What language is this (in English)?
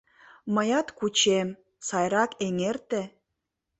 Mari